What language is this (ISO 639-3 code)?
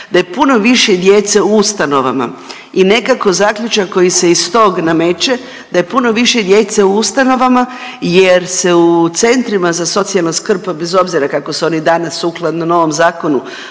hrv